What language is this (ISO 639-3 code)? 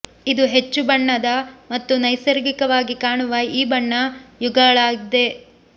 kan